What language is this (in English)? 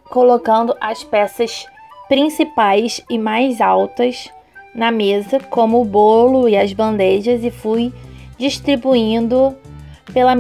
Portuguese